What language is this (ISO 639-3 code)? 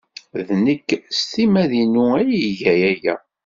kab